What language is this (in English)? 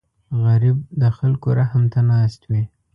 Pashto